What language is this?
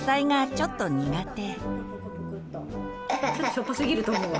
Japanese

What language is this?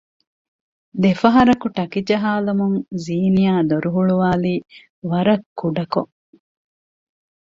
Divehi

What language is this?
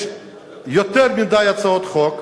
Hebrew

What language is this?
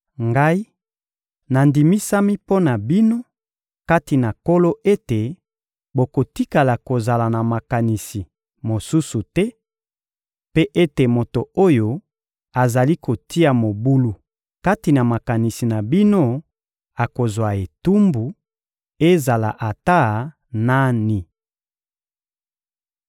Lingala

